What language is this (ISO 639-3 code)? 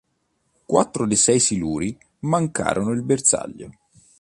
ita